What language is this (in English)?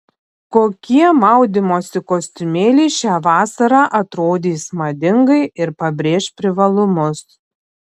Lithuanian